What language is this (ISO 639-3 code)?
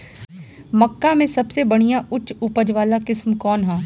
bho